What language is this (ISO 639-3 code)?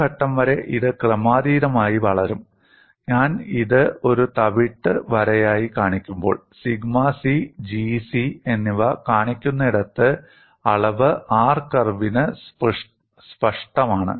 mal